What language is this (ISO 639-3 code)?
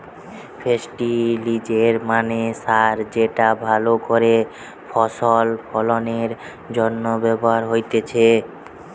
ben